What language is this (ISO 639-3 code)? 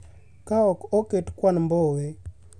luo